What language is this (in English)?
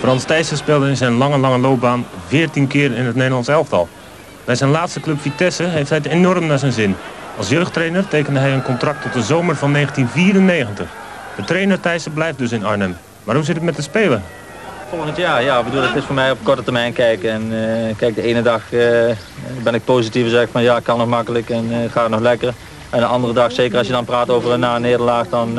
Dutch